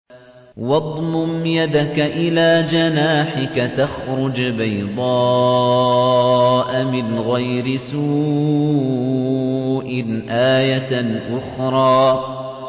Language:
Arabic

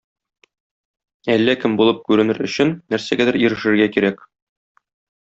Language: Tatar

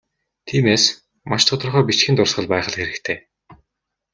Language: Mongolian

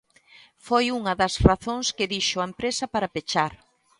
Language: Galician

